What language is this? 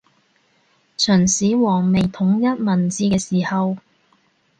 Cantonese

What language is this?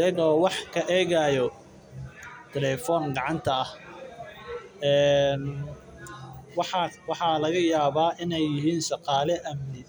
Somali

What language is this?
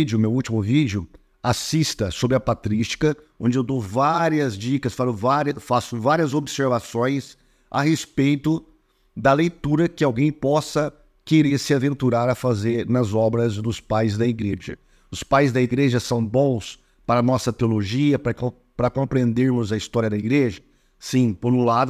Portuguese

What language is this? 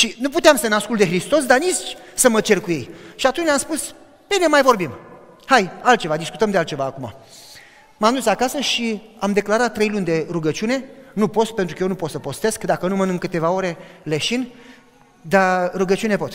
Romanian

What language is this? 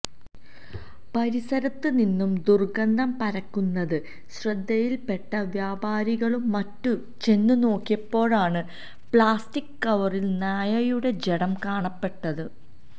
Malayalam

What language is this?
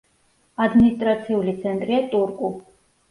Georgian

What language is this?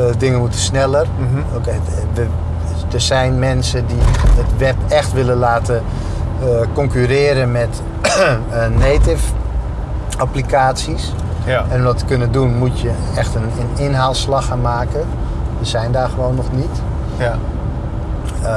Dutch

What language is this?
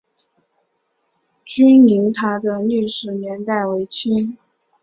Chinese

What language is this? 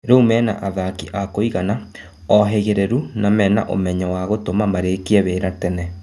Kikuyu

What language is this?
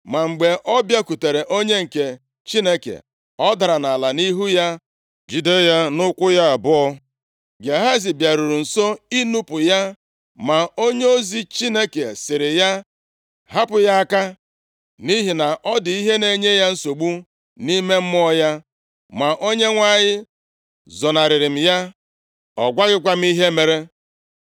Igbo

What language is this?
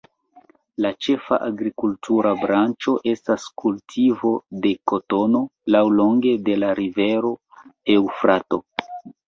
Esperanto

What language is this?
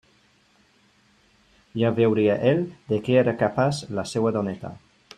Catalan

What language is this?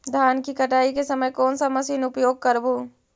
Magahi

